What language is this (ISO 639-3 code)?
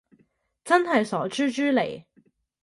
yue